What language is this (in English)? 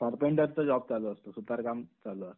Marathi